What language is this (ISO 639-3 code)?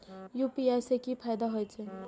mai